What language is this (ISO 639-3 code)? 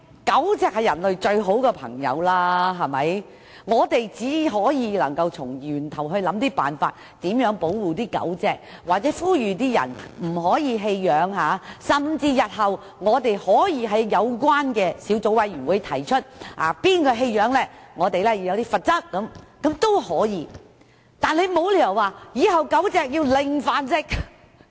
yue